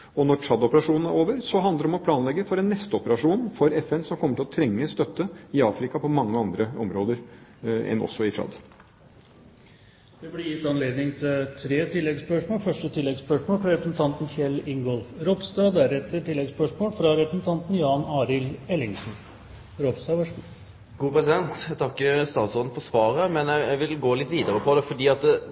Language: Norwegian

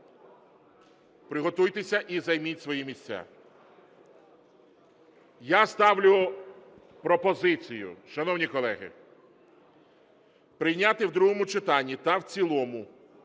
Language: Ukrainian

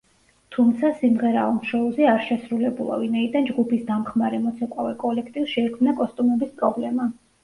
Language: Georgian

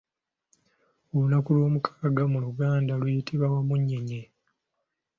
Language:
Ganda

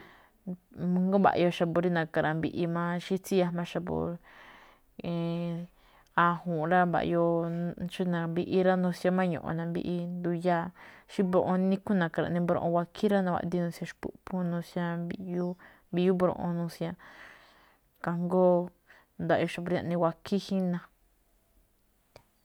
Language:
Malinaltepec Me'phaa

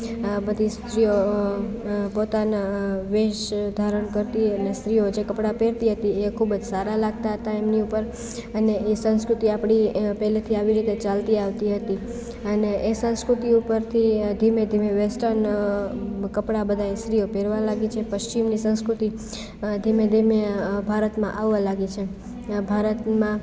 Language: Gujarati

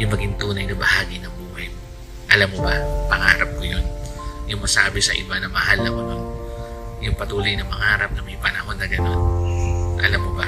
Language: Filipino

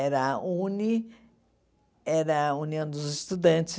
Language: Portuguese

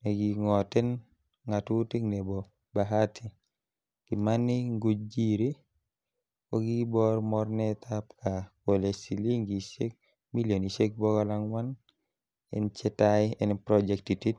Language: Kalenjin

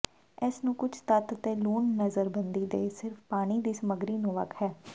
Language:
Punjabi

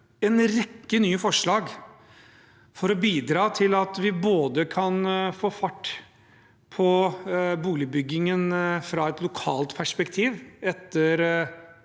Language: Norwegian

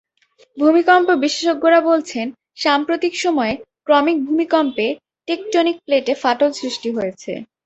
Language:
Bangla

